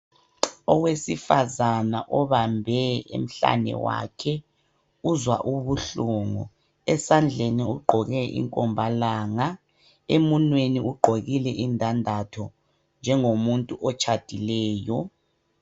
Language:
North Ndebele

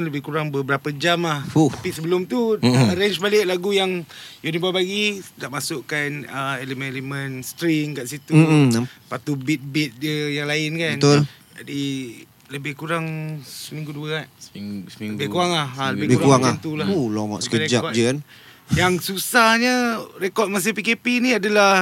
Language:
Malay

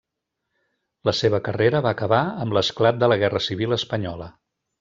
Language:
Catalan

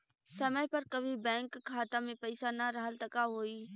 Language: Bhojpuri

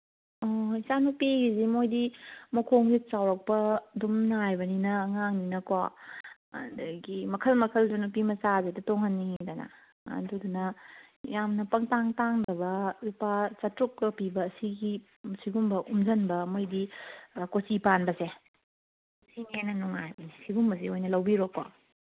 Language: Manipuri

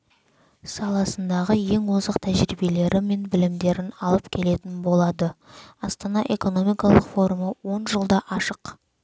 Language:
Kazakh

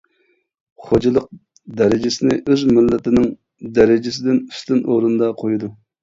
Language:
Uyghur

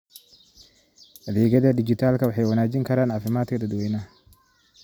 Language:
Somali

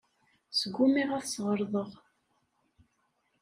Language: Kabyle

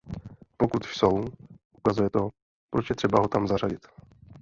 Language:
Czech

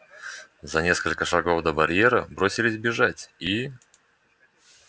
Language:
Russian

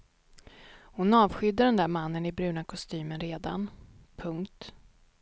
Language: Swedish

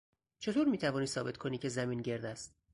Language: Persian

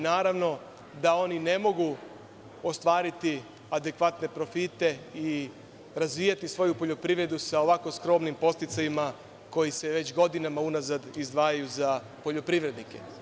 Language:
Serbian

